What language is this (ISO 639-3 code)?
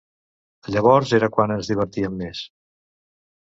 cat